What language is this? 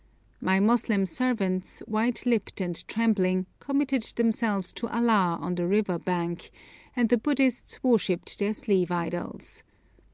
English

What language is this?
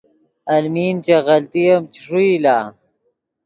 Yidgha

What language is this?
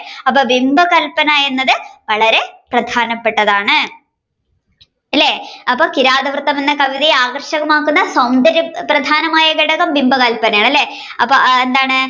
Malayalam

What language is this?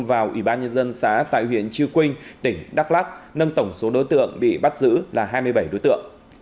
Vietnamese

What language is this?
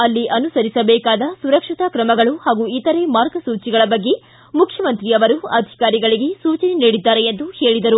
Kannada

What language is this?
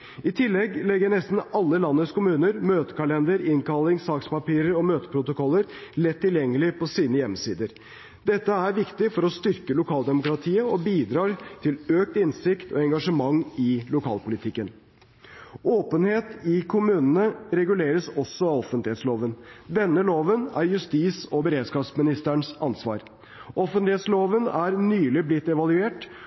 Norwegian Bokmål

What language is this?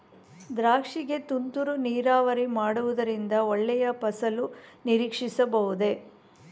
Kannada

